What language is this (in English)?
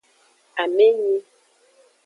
Aja (Benin)